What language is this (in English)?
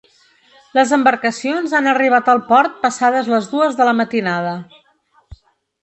Catalan